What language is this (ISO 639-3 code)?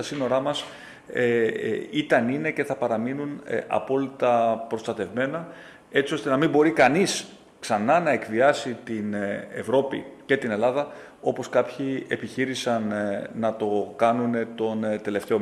ell